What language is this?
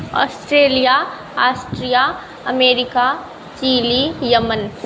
Maithili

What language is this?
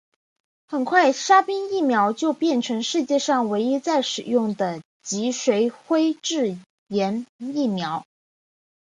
Chinese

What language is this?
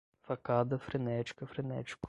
Portuguese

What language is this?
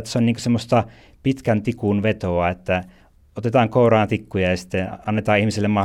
Finnish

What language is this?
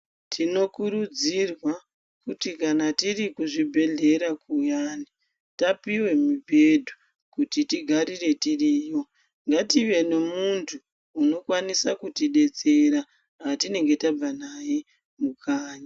Ndau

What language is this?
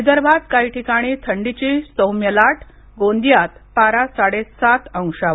Marathi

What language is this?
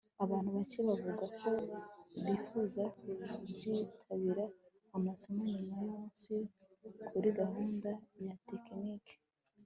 Kinyarwanda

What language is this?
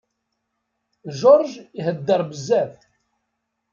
Kabyle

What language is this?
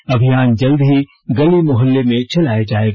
Hindi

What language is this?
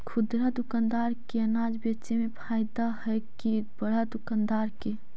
Magahi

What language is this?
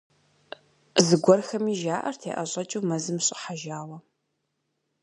Kabardian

